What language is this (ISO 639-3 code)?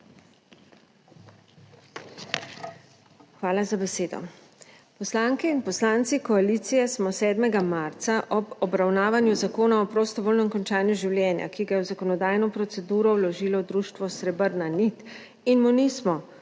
slv